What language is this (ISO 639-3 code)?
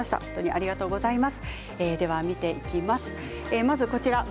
jpn